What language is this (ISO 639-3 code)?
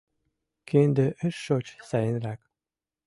chm